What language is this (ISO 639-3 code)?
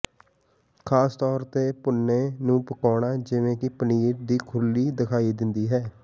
pan